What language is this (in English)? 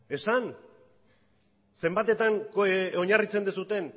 Basque